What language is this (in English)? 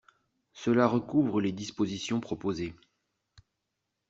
French